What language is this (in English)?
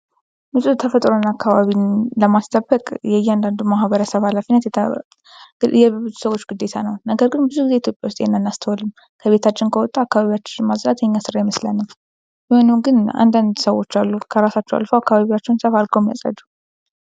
Amharic